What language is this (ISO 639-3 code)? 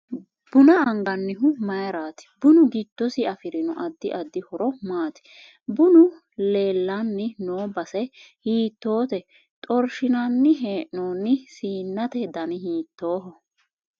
sid